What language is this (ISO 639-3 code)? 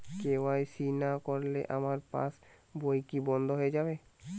ben